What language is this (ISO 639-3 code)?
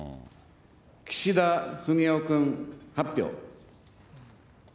jpn